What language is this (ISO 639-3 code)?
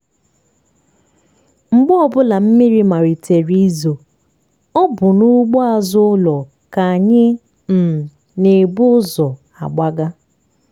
ibo